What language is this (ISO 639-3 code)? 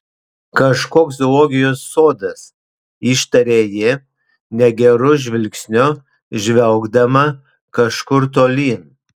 lit